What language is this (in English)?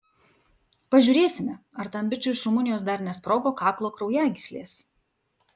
Lithuanian